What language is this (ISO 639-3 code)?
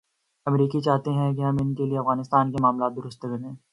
urd